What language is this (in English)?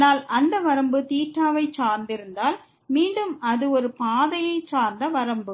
Tamil